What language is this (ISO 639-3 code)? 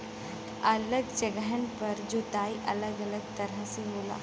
bho